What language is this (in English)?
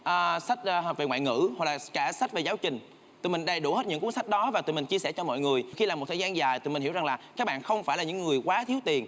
Vietnamese